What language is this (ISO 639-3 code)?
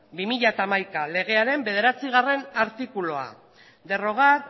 eus